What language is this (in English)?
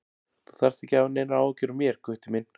Icelandic